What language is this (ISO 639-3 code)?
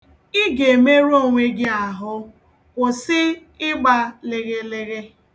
ibo